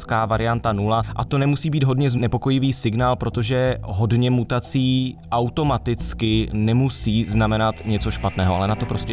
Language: Czech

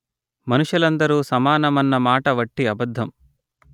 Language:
Telugu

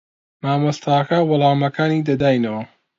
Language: Central Kurdish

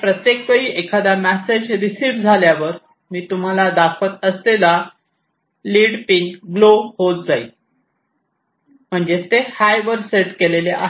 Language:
Marathi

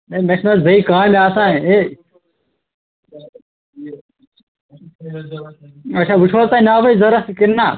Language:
Kashmiri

